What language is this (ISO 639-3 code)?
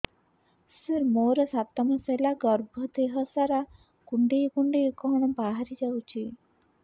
ori